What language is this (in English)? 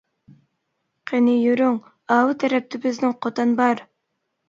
Uyghur